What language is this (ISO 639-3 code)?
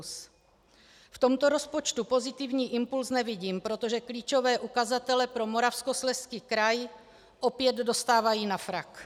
ces